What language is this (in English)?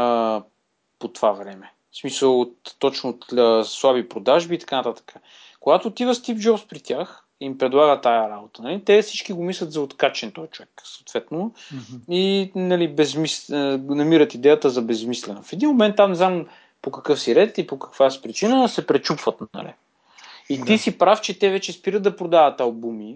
Bulgarian